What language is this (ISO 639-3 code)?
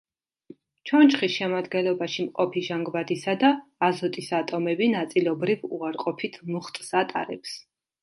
kat